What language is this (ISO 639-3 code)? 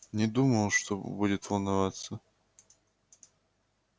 rus